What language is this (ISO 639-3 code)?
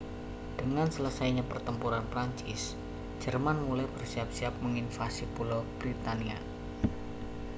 ind